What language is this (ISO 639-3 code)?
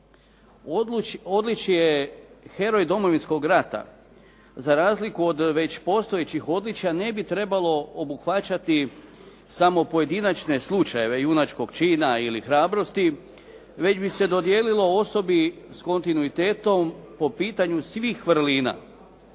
hrv